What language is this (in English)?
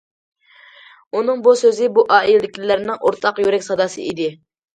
Uyghur